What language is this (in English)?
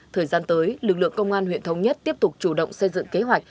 Vietnamese